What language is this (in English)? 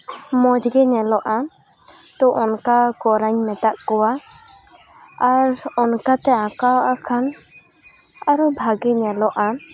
Santali